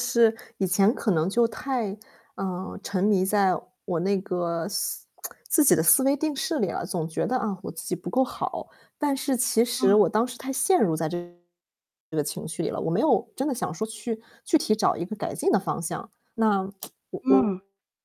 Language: Chinese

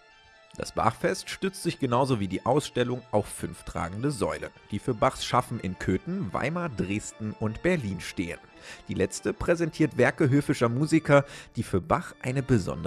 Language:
German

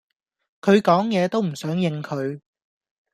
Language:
Cantonese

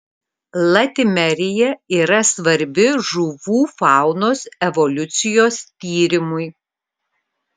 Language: Lithuanian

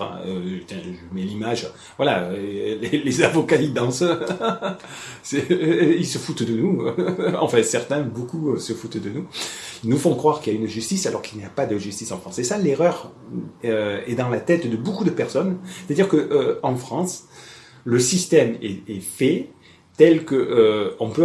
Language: French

